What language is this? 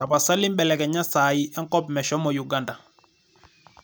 Masai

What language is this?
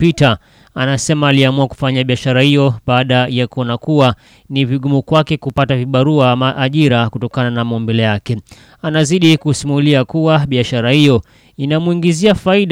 Swahili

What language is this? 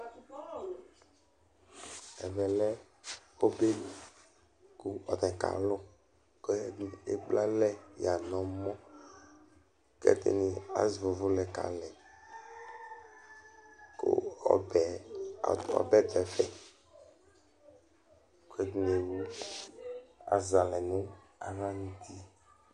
Ikposo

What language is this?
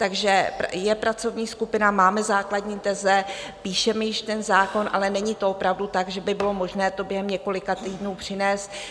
Czech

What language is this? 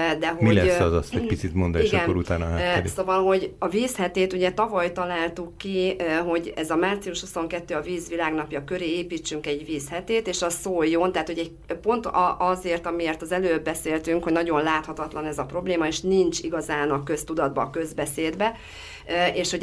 Hungarian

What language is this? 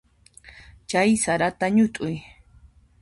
Puno Quechua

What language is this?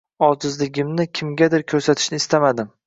Uzbek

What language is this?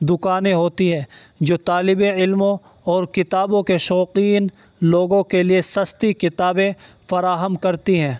Urdu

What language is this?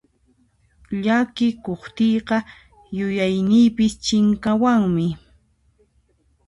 Puno Quechua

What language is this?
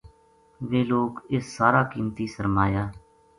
Gujari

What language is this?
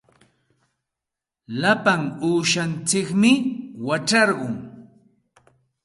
Santa Ana de Tusi Pasco Quechua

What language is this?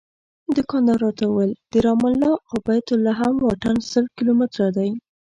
Pashto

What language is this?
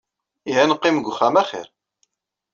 Kabyle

